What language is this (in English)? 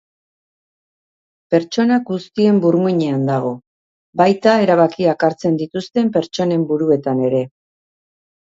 Basque